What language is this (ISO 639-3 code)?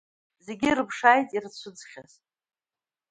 abk